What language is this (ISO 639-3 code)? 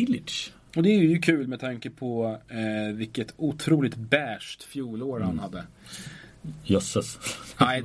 swe